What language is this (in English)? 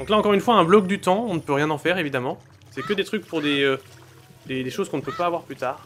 French